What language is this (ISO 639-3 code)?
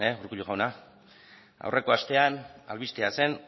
eus